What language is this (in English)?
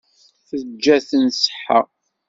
Kabyle